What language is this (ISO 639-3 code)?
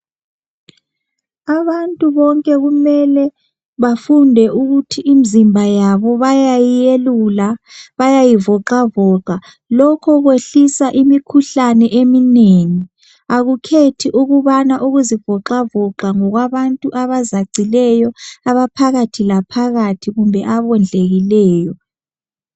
nde